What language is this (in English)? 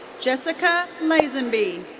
English